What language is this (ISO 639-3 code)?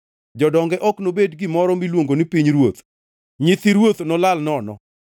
luo